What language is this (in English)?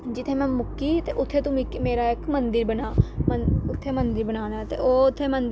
Dogri